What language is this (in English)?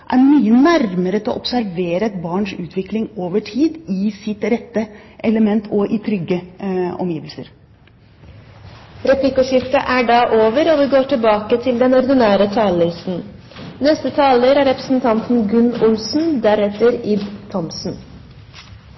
Norwegian